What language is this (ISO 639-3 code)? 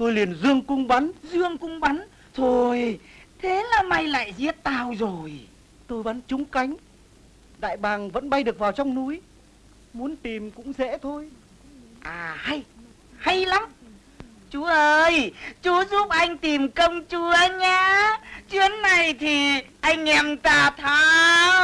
vie